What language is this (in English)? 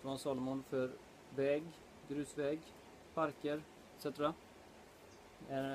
Swedish